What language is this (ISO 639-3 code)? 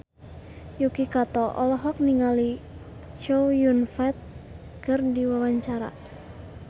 sun